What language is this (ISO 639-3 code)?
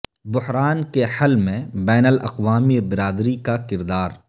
urd